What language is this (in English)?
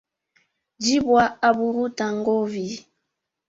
Swahili